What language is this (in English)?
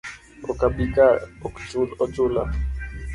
Luo (Kenya and Tanzania)